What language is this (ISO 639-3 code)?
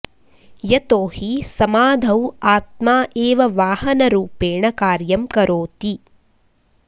san